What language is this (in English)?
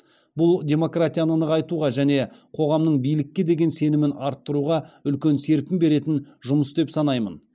Kazakh